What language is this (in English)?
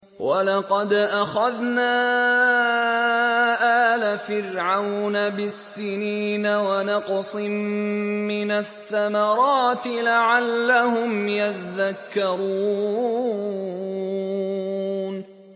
Arabic